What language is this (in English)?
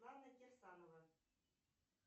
Russian